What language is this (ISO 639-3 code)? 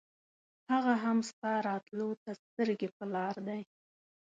pus